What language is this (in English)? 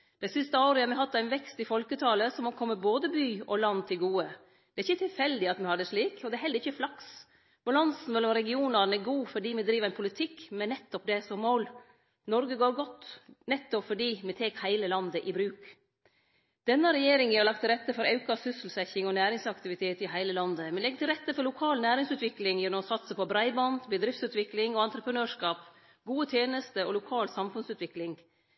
Norwegian Nynorsk